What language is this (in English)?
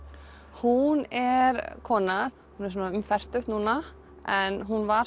Icelandic